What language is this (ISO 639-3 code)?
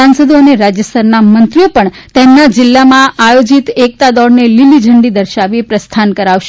guj